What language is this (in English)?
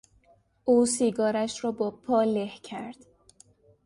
Persian